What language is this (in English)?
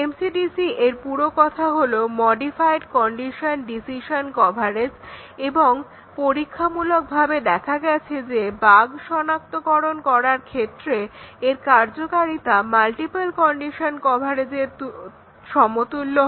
Bangla